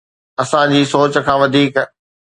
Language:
Sindhi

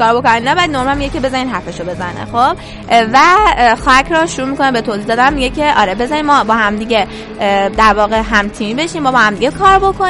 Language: Persian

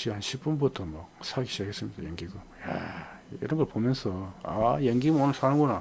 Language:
Korean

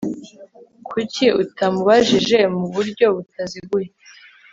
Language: Kinyarwanda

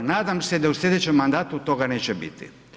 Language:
Croatian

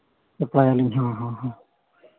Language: Santali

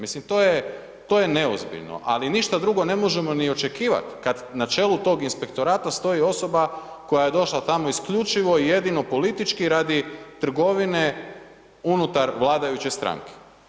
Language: Croatian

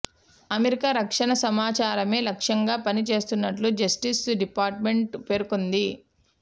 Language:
Telugu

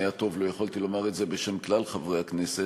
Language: Hebrew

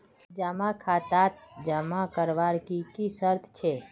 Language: Magahi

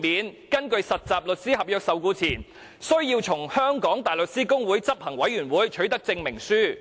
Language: Cantonese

